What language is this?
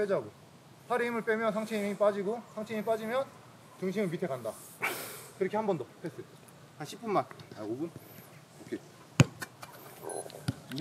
Korean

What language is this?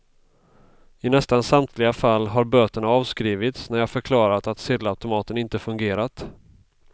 Swedish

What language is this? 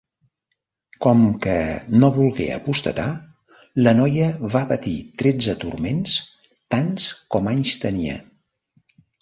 Catalan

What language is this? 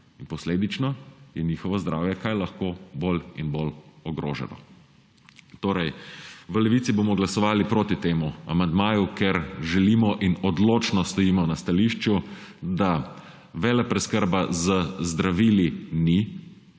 Slovenian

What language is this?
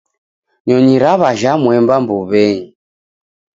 Taita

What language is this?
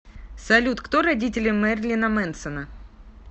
Russian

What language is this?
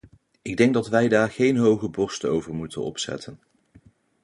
Dutch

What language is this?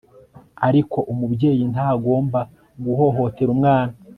Kinyarwanda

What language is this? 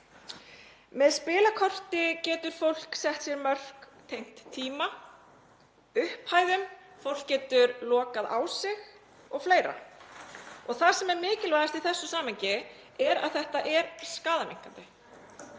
Icelandic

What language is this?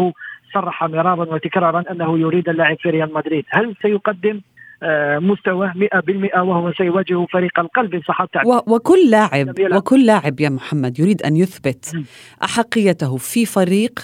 Arabic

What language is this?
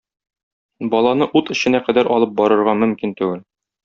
Tatar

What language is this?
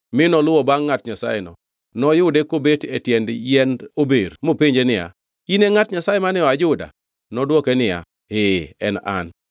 Luo (Kenya and Tanzania)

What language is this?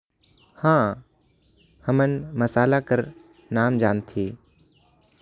Korwa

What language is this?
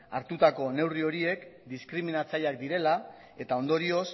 Basque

